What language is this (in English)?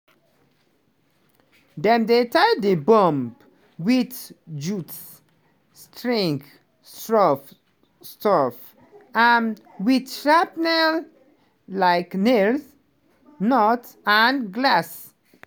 Nigerian Pidgin